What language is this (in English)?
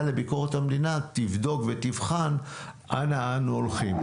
Hebrew